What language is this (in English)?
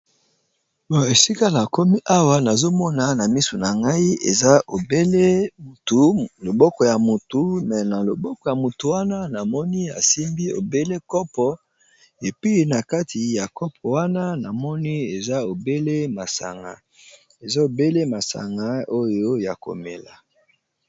Lingala